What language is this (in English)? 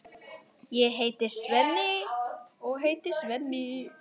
Icelandic